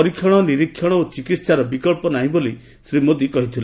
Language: Odia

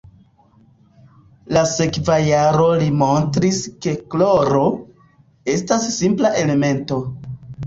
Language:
Esperanto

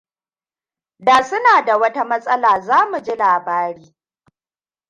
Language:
Hausa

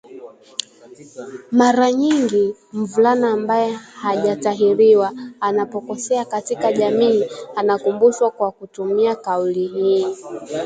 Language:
Swahili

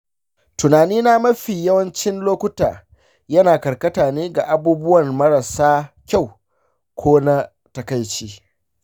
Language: Hausa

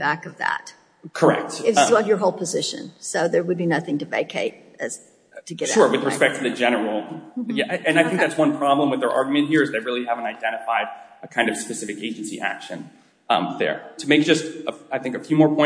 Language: English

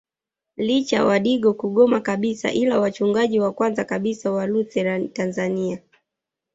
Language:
Swahili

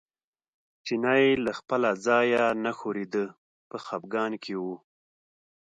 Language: Pashto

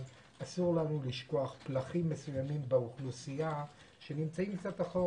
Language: Hebrew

